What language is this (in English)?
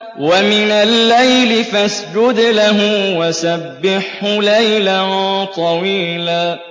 Arabic